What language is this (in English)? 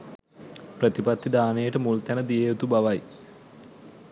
Sinhala